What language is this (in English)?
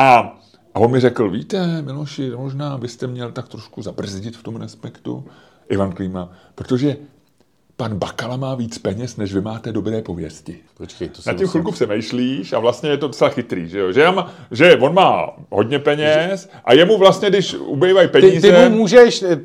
Czech